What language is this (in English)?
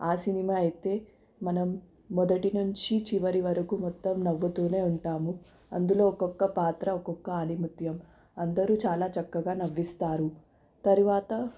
Telugu